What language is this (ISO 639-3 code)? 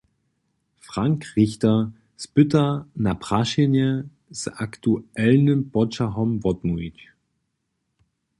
hsb